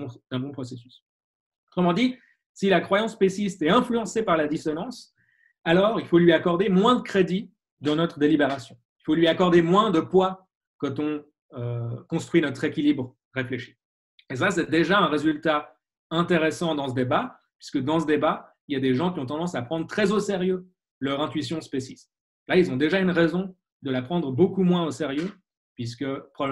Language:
French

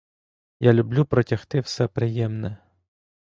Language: Ukrainian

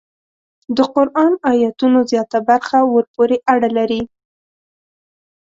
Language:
Pashto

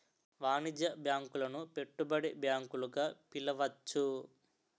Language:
Telugu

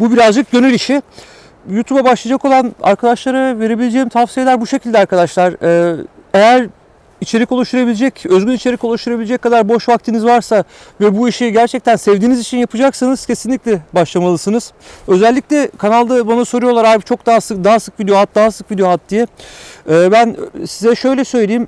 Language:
Turkish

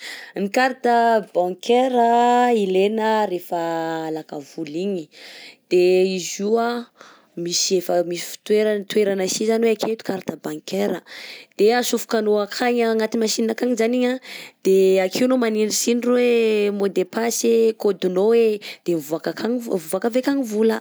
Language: Southern Betsimisaraka Malagasy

